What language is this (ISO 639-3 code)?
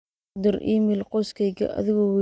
som